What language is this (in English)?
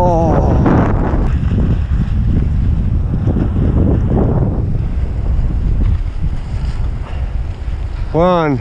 Spanish